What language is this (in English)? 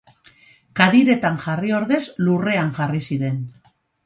Basque